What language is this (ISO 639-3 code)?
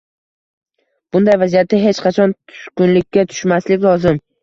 uzb